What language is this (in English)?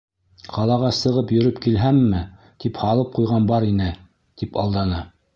Bashkir